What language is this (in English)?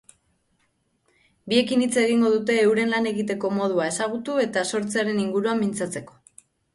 Basque